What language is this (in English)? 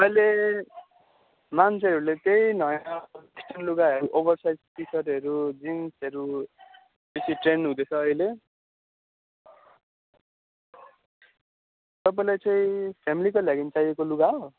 Nepali